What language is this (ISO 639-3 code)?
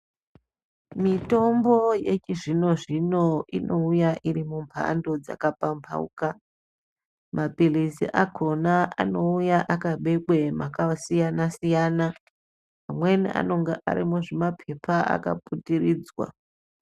ndc